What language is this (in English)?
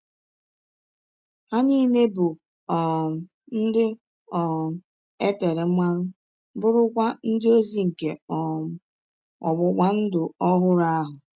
Igbo